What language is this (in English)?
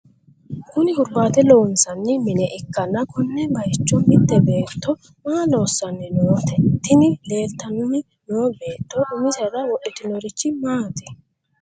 Sidamo